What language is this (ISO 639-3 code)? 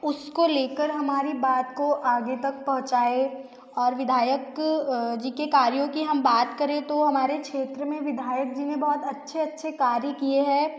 hin